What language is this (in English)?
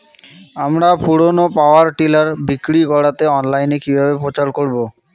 Bangla